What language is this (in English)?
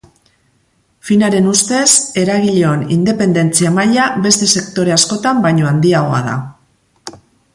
Basque